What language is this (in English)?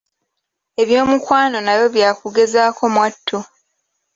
Ganda